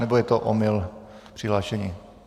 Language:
Czech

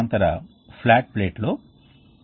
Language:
Telugu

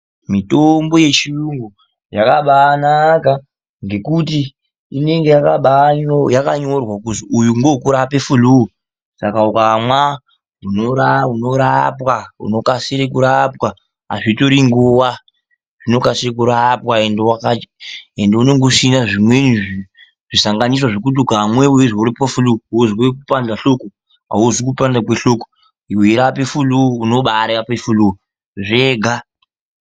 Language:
Ndau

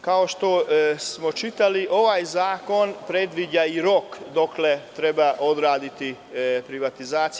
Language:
Serbian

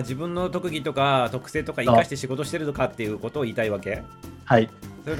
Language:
Japanese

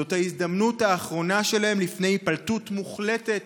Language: Hebrew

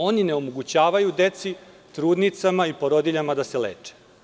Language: Serbian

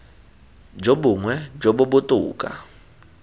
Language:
Tswana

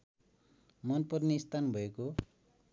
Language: Nepali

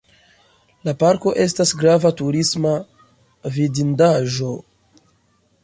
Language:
Esperanto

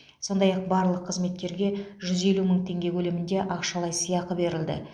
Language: Kazakh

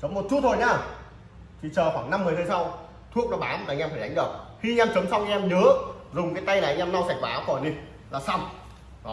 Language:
Vietnamese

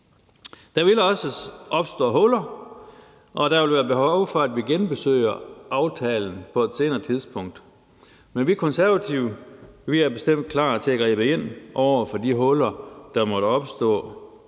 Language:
Danish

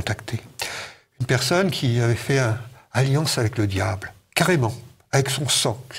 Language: French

